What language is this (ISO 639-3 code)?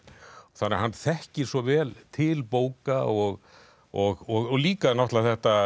isl